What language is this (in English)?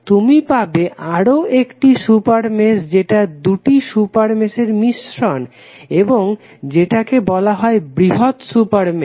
Bangla